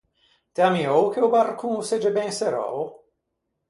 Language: Ligurian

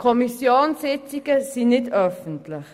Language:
Swiss German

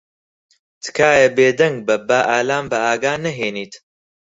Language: Central Kurdish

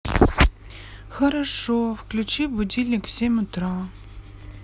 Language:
Russian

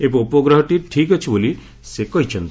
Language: Odia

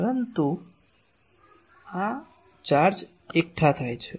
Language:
Gujarati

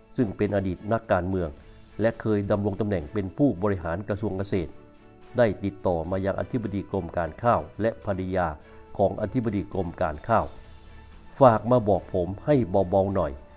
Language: Thai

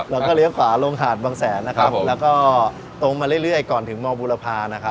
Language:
Thai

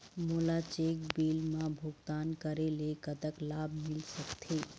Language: Chhattisgarhi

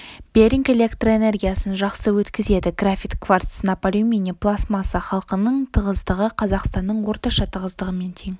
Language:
Kazakh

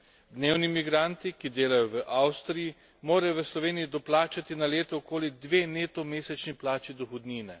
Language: Slovenian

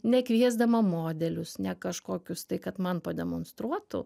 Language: Lithuanian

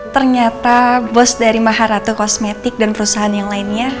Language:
Indonesian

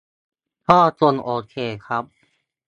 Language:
Thai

